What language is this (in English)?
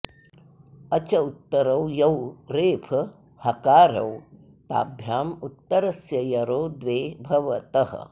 Sanskrit